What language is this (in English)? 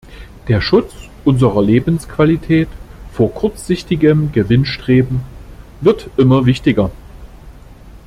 German